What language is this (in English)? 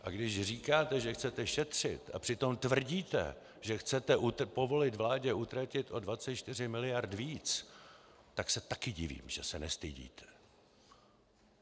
Czech